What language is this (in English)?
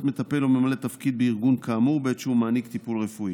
Hebrew